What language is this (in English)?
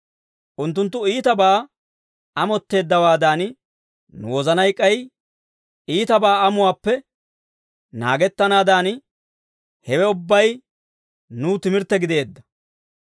Dawro